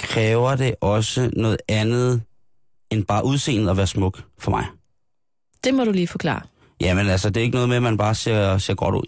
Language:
Danish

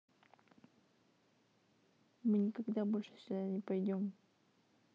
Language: Russian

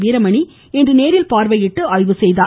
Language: Tamil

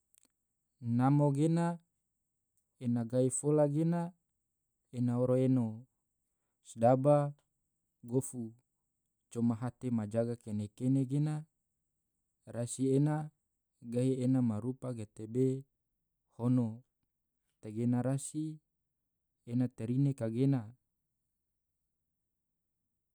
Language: Tidore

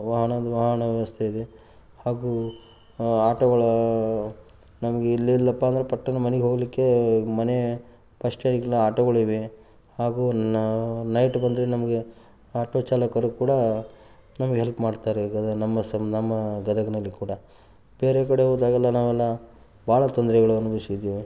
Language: Kannada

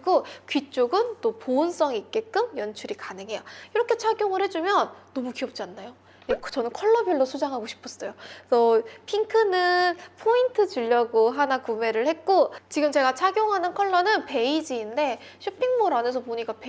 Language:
Korean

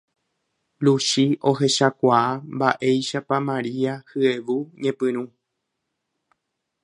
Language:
Guarani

